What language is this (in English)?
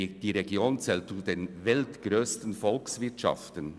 Swiss German